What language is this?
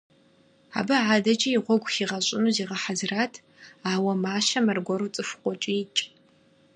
Kabardian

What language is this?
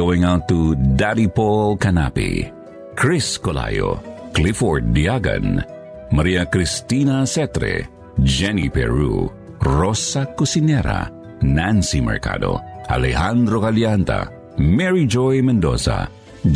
Filipino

